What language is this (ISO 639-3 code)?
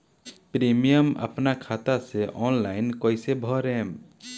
bho